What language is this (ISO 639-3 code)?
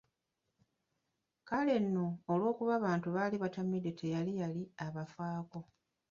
lug